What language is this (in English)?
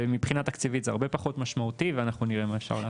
Hebrew